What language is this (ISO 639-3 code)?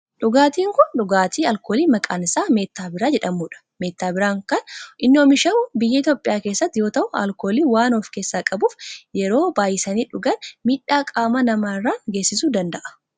orm